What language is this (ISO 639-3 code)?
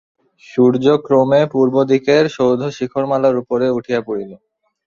ben